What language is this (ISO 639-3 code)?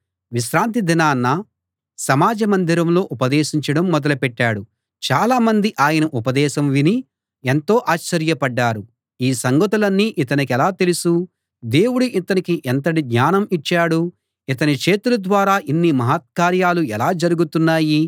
tel